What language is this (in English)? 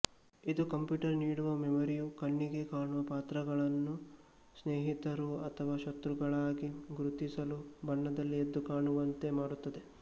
Kannada